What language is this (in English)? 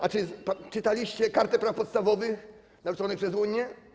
Polish